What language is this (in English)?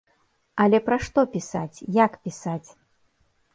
Belarusian